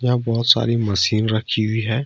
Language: Hindi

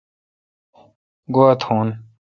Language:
Kalkoti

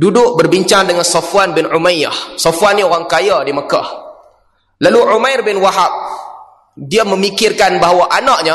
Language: Malay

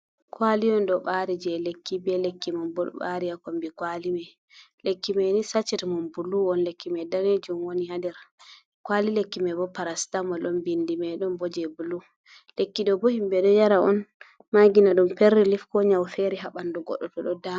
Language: Fula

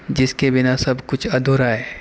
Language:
Urdu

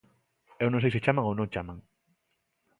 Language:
Galician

